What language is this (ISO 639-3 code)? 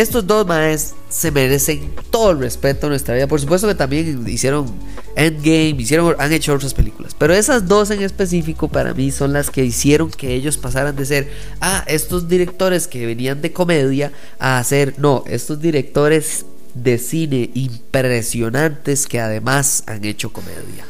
spa